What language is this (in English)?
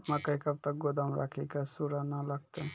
Maithili